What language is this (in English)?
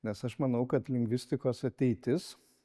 Lithuanian